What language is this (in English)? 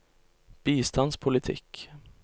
Norwegian